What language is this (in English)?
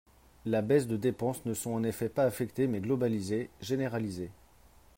French